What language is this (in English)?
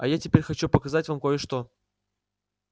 Russian